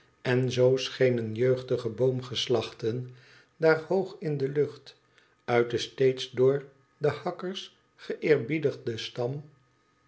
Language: Dutch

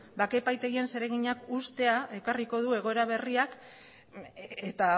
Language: Basque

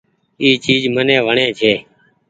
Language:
Goaria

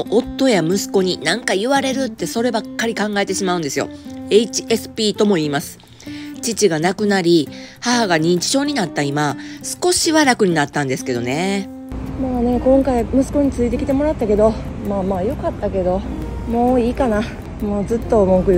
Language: Japanese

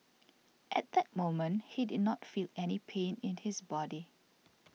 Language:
English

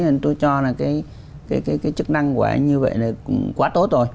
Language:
Vietnamese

